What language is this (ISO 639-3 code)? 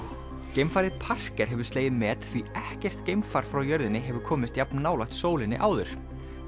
isl